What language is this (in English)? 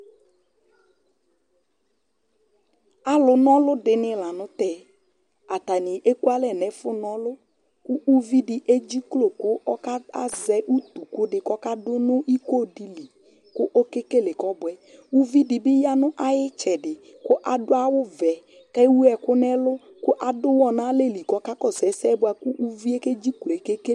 Ikposo